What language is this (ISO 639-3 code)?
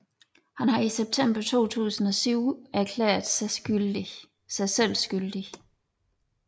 dan